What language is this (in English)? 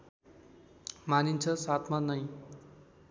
Nepali